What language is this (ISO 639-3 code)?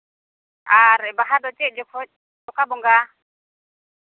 sat